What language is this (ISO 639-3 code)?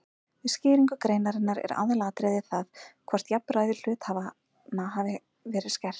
isl